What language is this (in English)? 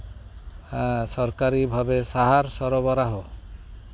Santali